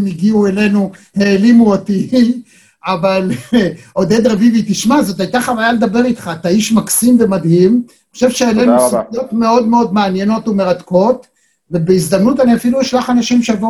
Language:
Hebrew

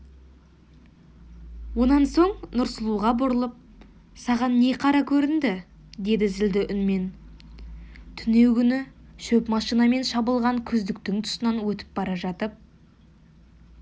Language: Kazakh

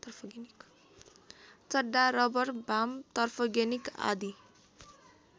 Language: Nepali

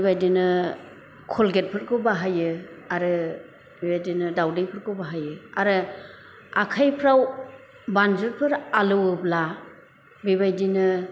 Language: Bodo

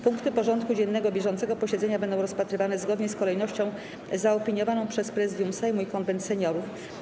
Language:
Polish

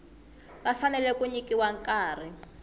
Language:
Tsonga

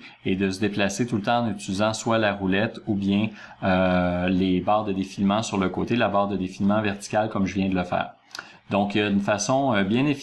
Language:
French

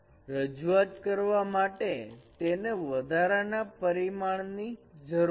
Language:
Gujarati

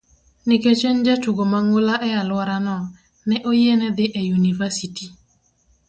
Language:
Luo (Kenya and Tanzania)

